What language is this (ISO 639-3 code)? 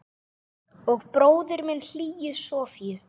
isl